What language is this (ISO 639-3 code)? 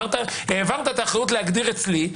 heb